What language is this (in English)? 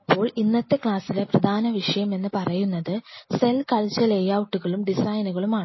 Malayalam